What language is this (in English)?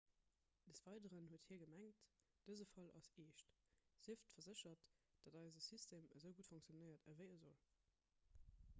Luxembourgish